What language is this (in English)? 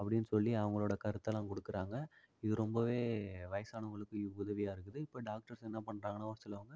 Tamil